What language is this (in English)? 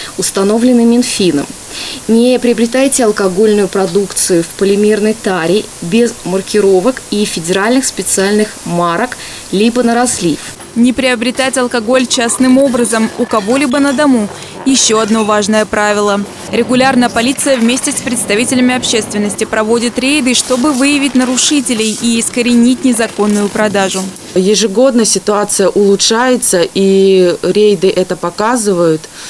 Russian